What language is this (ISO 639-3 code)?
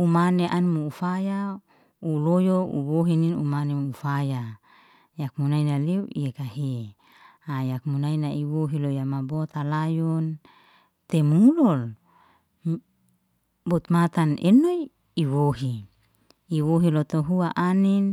ste